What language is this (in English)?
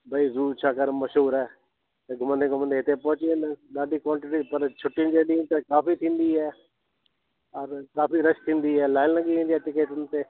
Sindhi